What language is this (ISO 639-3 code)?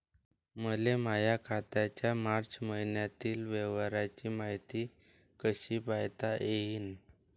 mar